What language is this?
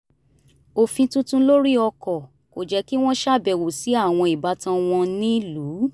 Yoruba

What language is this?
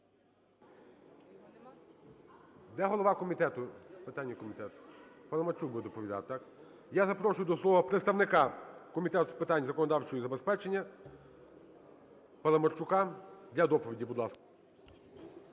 Ukrainian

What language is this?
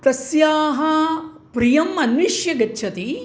Sanskrit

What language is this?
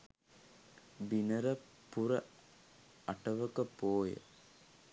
Sinhala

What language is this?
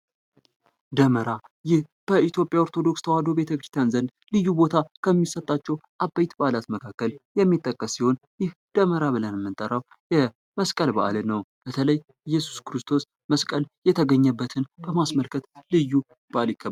Amharic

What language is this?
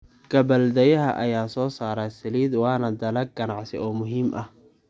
Somali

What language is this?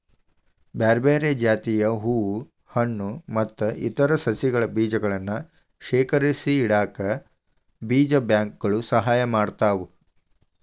Kannada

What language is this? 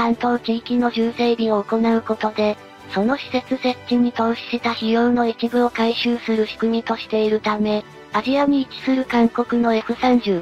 Japanese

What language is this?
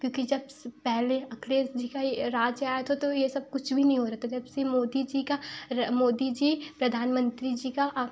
Hindi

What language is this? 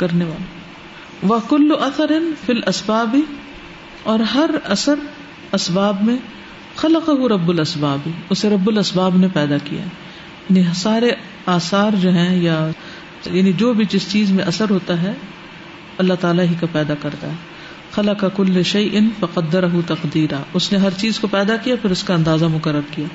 Urdu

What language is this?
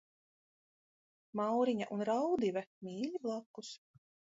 Latvian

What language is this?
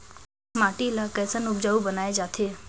Chhattisgarhi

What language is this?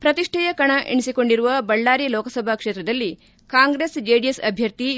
Kannada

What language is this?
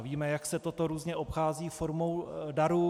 Czech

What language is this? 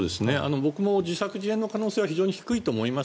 Japanese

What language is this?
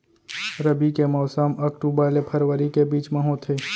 Chhattisgarhi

